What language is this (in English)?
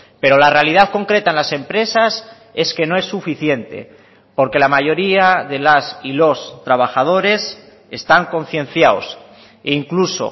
Spanish